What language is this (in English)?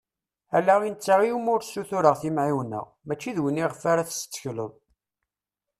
Kabyle